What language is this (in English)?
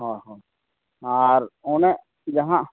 Santali